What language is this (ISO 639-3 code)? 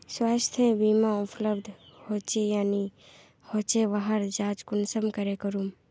mag